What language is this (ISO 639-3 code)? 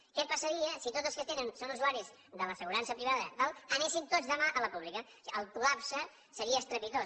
cat